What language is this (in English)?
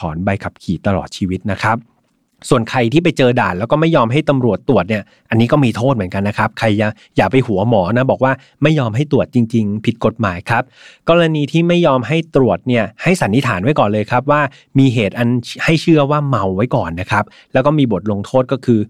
Thai